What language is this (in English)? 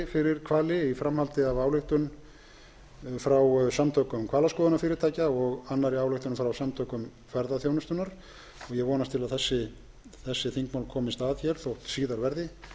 Icelandic